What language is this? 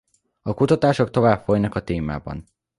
Hungarian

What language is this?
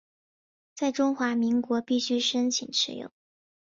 Chinese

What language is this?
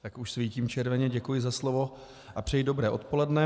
Czech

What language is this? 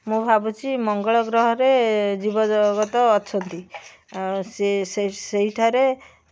Odia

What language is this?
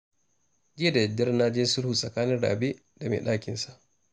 Hausa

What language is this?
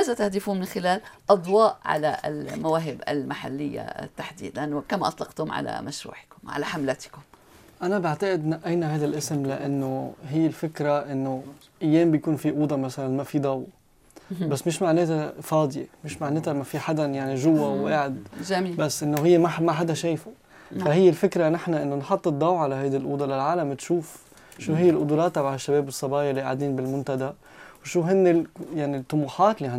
Arabic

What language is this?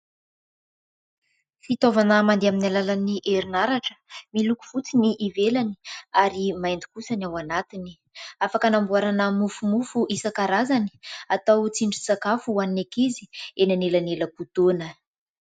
Malagasy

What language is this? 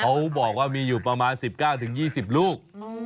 Thai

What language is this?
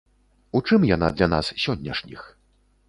Belarusian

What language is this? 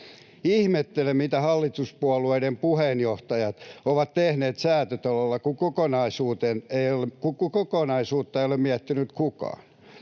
Finnish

